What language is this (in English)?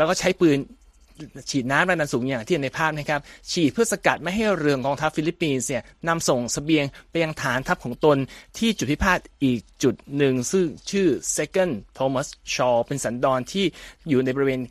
Thai